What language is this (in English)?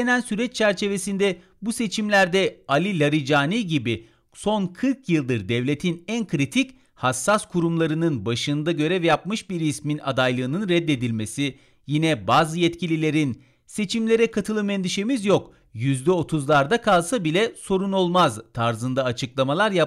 Turkish